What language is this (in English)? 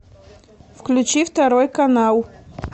Russian